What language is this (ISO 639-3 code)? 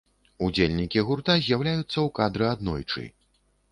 bel